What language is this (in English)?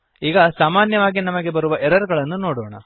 Kannada